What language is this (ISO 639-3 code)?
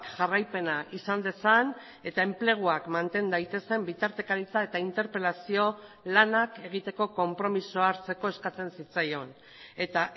eus